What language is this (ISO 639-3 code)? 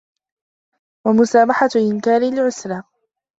ara